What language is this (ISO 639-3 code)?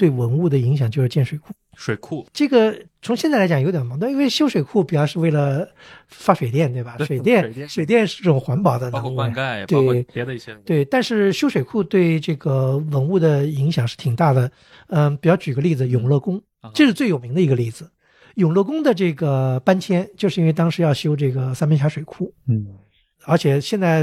zho